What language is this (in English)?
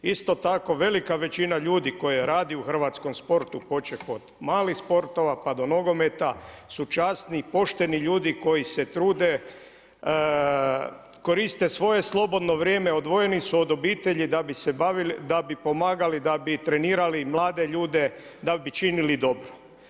Croatian